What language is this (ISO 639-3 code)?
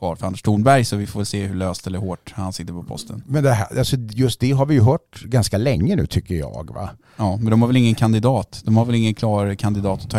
swe